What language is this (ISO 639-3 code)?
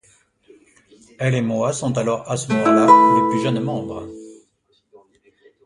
fra